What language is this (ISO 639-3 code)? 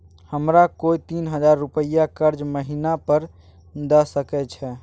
mai